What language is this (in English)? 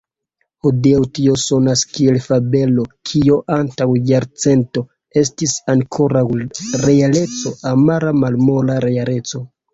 Esperanto